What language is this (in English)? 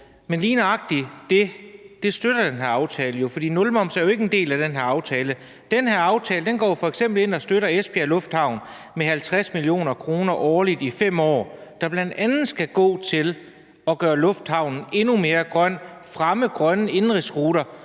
Danish